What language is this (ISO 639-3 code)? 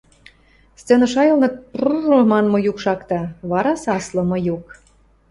mrj